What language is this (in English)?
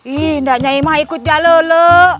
Indonesian